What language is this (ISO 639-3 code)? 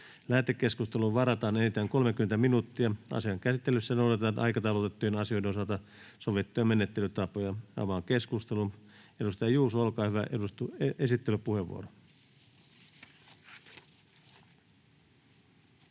fin